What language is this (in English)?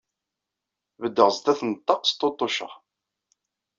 Kabyle